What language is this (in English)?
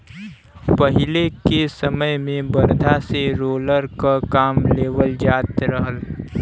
Bhojpuri